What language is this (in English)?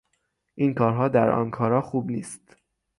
Persian